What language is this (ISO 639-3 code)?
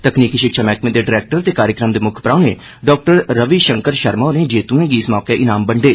doi